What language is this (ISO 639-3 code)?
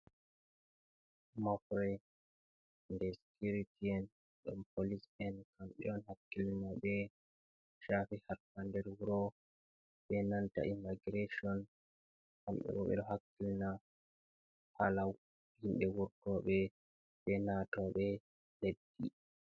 ful